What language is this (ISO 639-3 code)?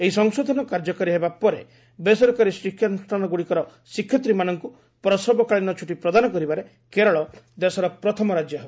ori